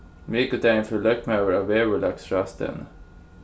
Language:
Faroese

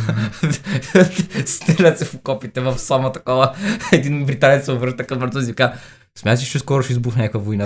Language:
Bulgarian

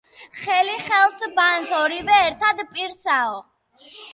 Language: Georgian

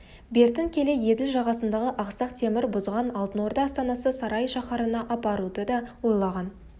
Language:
Kazakh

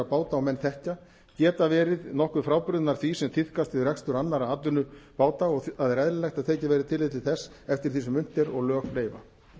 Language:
Icelandic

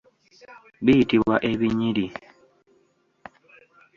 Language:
Ganda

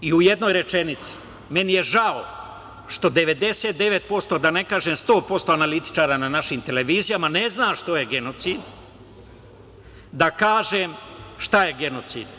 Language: Serbian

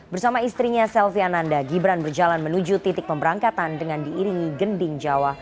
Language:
Indonesian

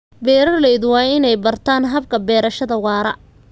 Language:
Somali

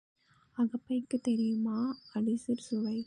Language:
Tamil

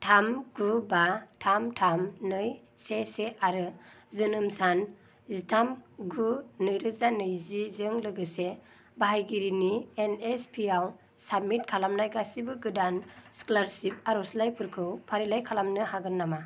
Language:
Bodo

